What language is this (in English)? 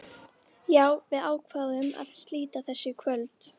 Icelandic